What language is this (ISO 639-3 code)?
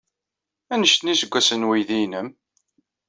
kab